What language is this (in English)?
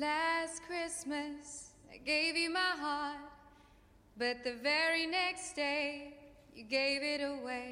Greek